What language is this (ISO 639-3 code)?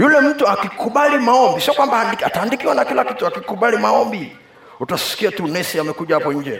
swa